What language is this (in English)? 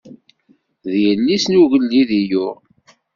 Kabyle